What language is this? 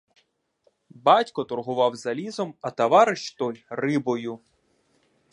Ukrainian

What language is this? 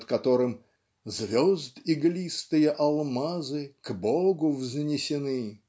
Russian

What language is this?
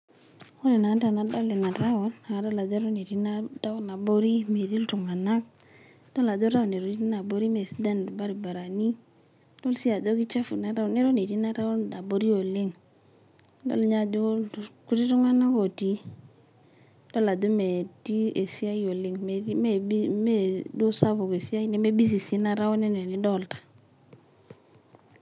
Masai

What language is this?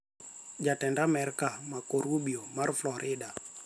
Luo (Kenya and Tanzania)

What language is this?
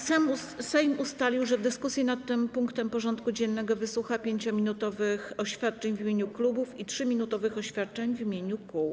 Polish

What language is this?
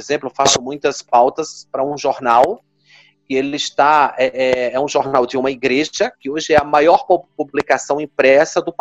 Portuguese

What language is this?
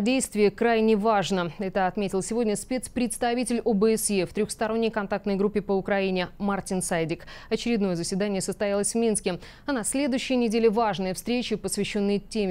Russian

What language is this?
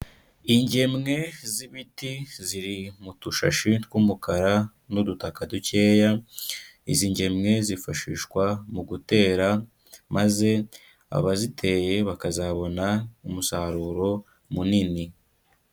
Kinyarwanda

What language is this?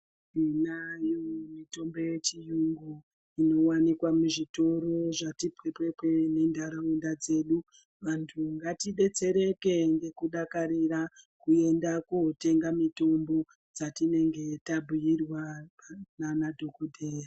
Ndau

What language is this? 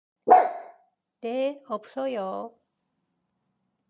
Korean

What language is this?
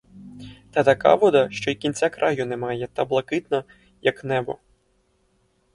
Ukrainian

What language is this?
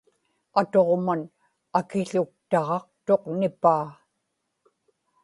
Inupiaq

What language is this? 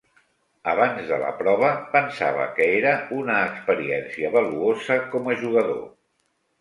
Catalan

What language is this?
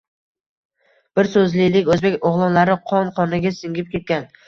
Uzbek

